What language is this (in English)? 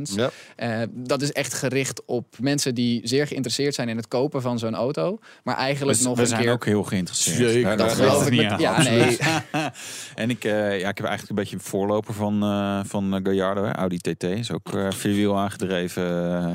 Dutch